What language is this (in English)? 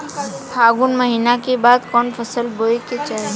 Bhojpuri